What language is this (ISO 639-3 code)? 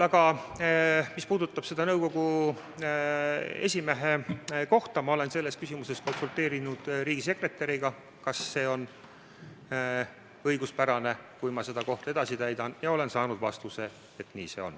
est